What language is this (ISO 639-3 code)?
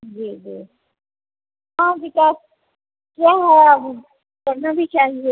hin